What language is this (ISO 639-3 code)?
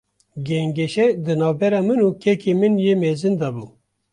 kur